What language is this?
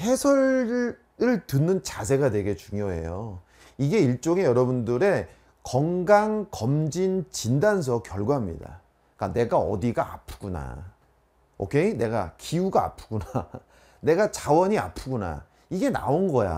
Korean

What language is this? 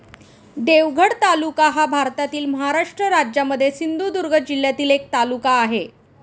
Marathi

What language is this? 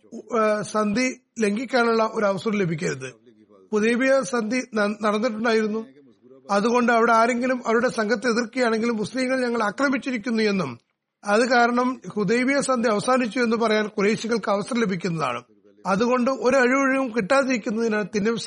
Malayalam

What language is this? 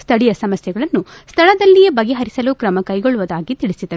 Kannada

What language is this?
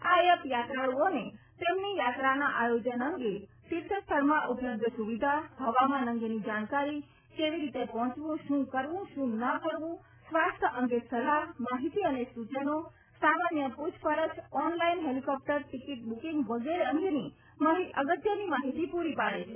Gujarati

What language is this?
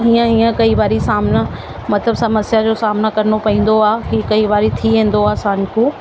Sindhi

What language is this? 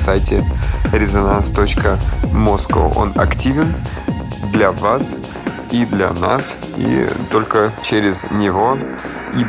Russian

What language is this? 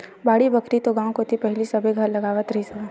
Chhattisgarhi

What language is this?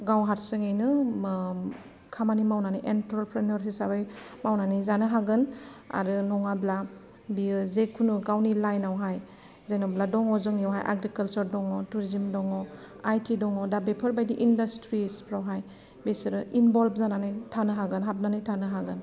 Bodo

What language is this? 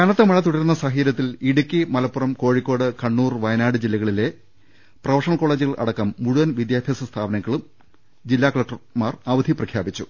Malayalam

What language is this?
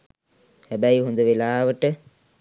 Sinhala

